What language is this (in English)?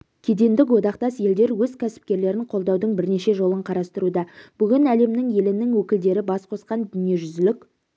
Kazakh